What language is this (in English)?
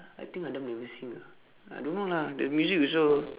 English